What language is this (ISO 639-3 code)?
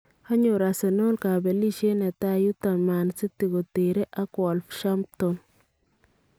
kln